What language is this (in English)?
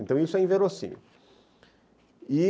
Portuguese